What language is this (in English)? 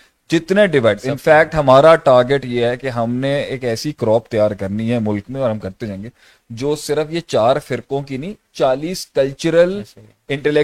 Urdu